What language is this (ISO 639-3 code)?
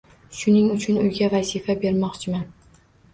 uzb